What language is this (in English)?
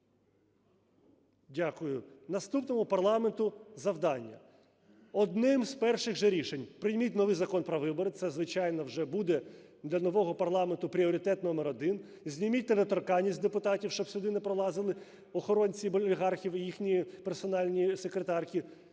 Ukrainian